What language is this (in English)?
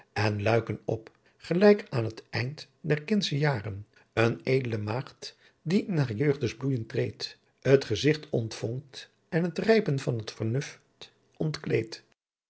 Dutch